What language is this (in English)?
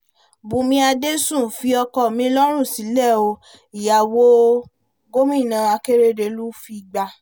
Yoruba